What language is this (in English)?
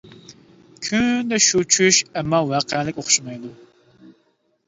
Uyghur